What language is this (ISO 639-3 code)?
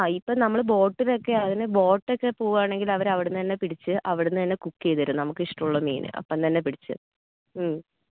mal